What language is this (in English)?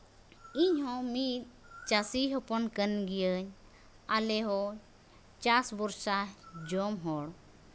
Santali